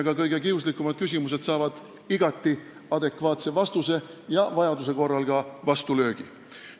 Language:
Estonian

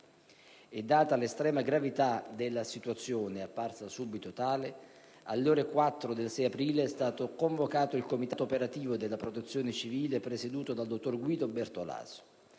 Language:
Italian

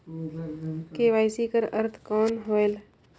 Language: Chhattisgarhi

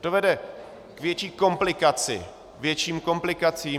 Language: Czech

